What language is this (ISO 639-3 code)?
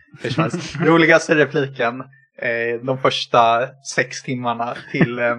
swe